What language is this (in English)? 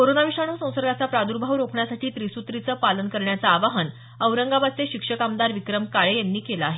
Marathi